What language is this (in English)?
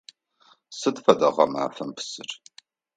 Adyghe